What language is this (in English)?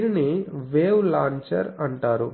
Telugu